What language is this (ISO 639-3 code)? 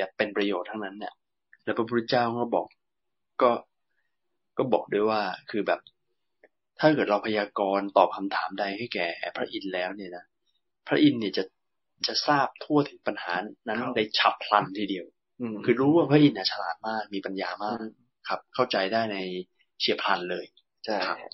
tha